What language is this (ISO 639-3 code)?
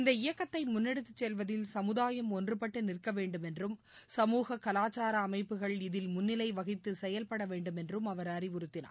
tam